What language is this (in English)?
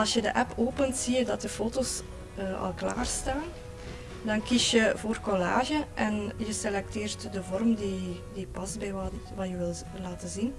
Dutch